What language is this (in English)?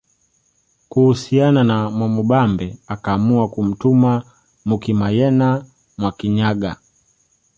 Swahili